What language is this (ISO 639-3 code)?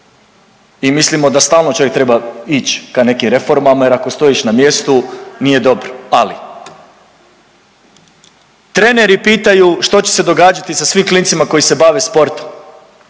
hrv